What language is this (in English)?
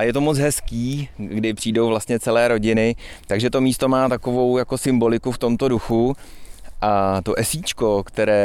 Czech